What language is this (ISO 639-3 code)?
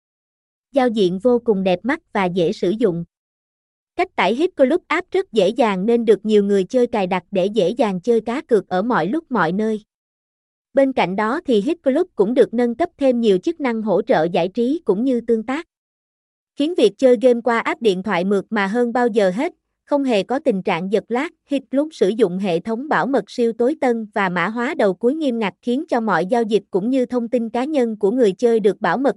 vie